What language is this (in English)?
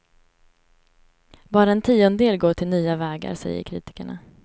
Swedish